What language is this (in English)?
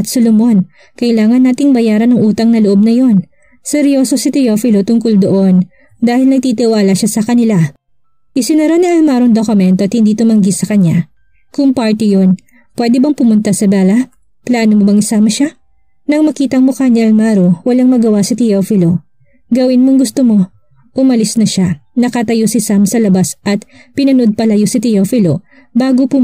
Filipino